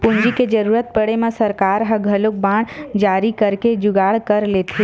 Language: Chhattisgarhi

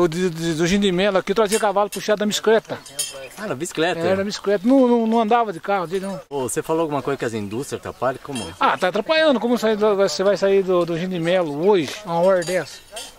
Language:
Portuguese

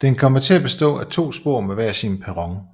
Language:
Danish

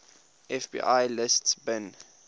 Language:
English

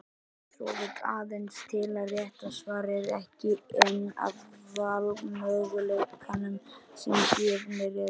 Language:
Icelandic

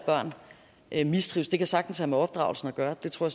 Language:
Danish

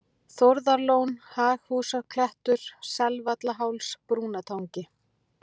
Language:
Icelandic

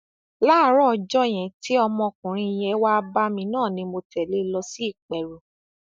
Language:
Yoruba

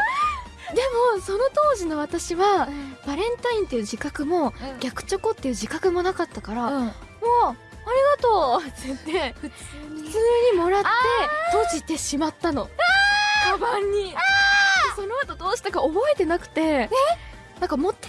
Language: Japanese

